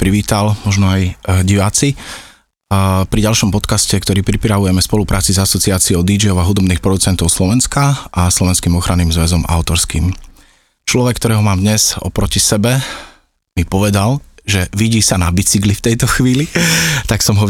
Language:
Slovak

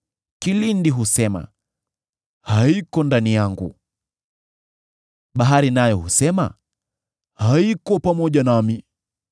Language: Swahili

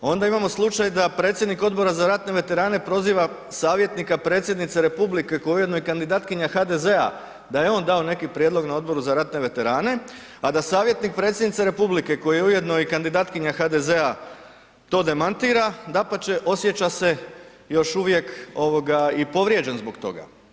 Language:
Croatian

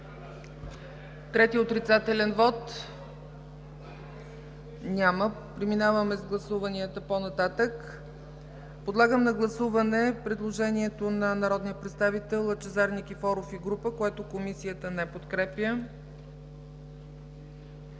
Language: Bulgarian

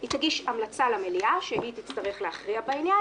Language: Hebrew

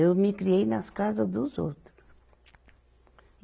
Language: Portuguese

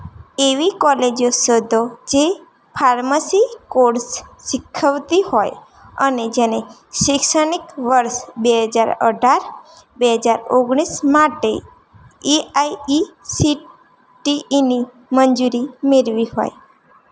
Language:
Gujarati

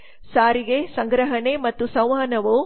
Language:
Kannada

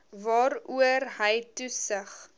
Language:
Afrikaans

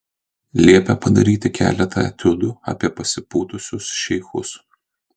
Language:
Lithuanian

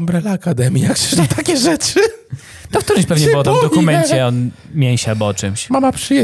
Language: Polish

